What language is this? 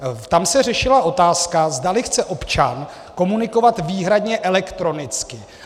Czech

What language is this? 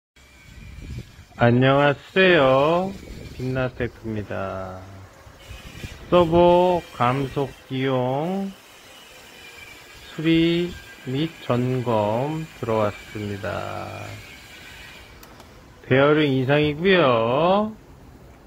Korean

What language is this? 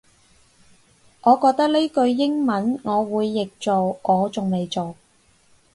Cantonese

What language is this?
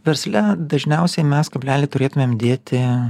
Lithuanian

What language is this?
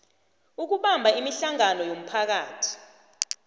South Ndebele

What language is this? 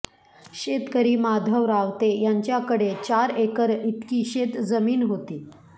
Marathi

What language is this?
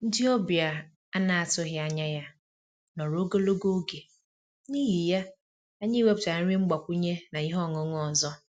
Igbo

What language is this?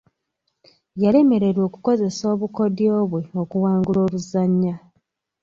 Ganda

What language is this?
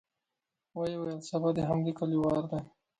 Pashto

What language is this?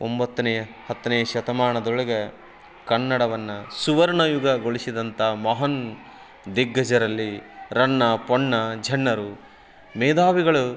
Kannada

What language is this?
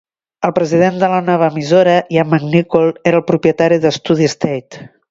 Catalan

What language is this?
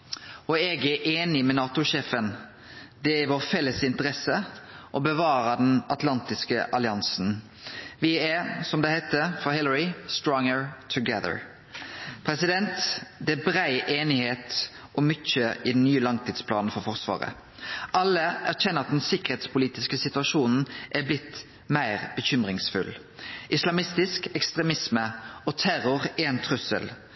Norwegian Nynorsk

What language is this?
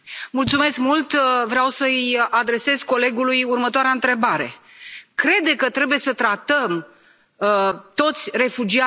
Romanian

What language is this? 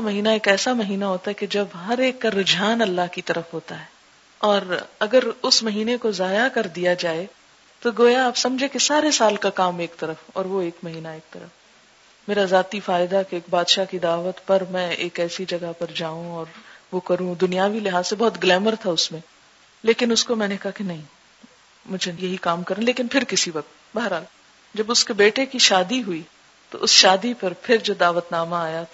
Urdu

